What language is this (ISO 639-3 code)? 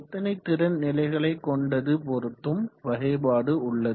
tam